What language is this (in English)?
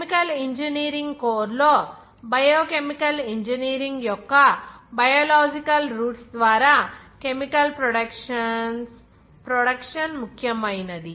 Telugu